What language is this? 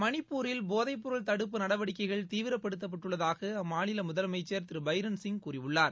Tamil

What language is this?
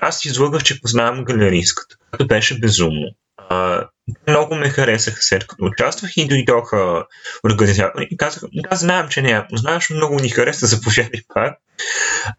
Bulgarian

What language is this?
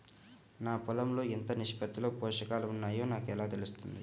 Telugu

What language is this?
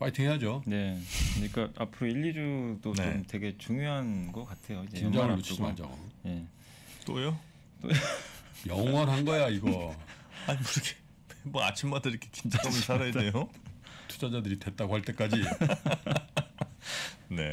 Korean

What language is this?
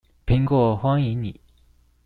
Chinese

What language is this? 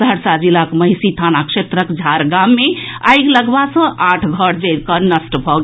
Maithili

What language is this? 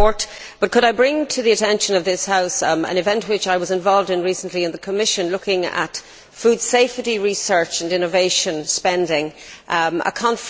English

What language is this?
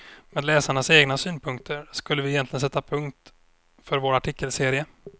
Swedish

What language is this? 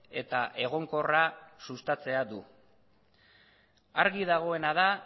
Basque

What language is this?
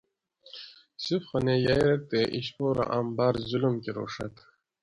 Gawri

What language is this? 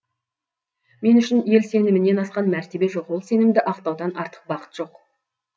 Kazakh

